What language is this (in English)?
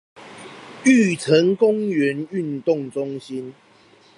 Chinese